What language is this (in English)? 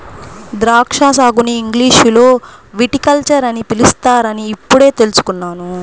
Telugu